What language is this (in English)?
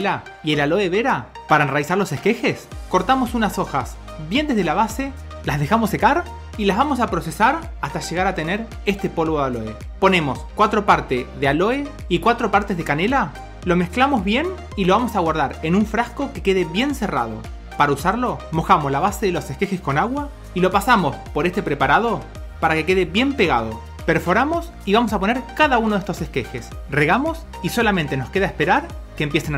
Spanish